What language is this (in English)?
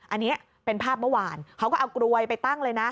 Thai